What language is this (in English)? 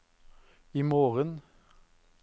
Norwegian